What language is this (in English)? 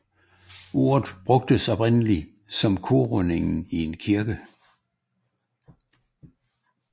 Danish